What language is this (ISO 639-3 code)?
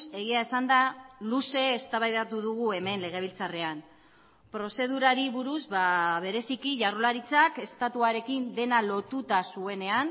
eus